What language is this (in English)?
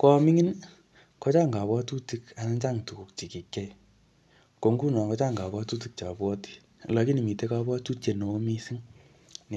Kalenjin